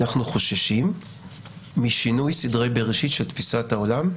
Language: Hebrew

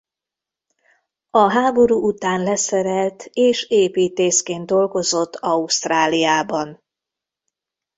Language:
Hungarian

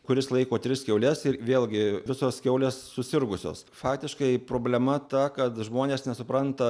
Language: Lithuanian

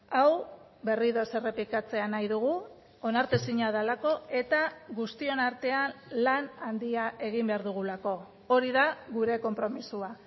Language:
Basque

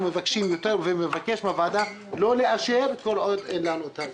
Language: Hebrew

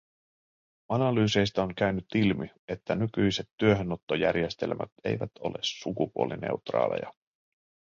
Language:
Finnish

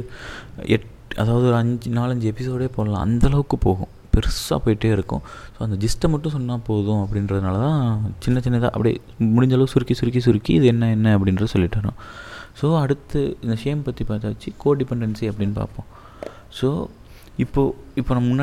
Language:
Tamil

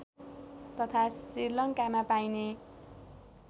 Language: Nepali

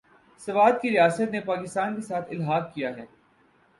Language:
Urdu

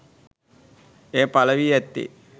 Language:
Sinhala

